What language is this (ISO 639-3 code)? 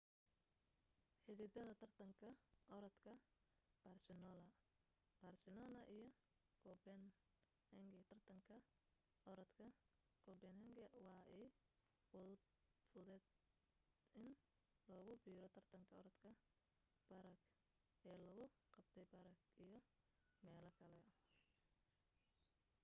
som